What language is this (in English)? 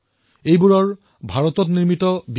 Assamese